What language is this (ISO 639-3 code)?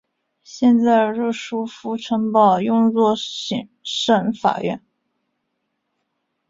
zho